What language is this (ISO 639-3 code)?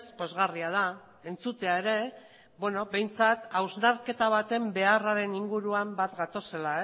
eus